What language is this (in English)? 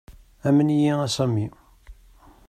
Kabyle